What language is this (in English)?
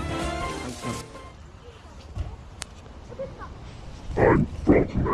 Korean